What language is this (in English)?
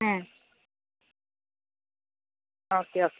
Malayalam